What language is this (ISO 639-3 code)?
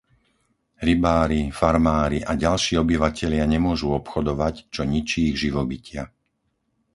slk